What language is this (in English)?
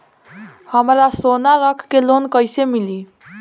Bhojpuri